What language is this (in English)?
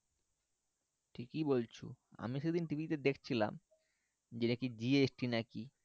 Bangla